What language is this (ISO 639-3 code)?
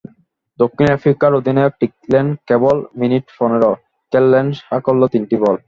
ben